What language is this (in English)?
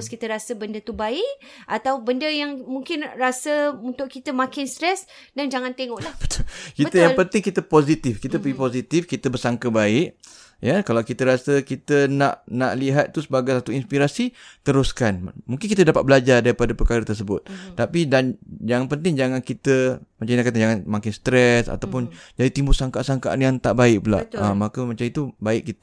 Malay